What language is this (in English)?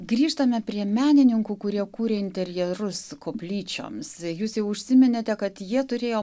Lithuanian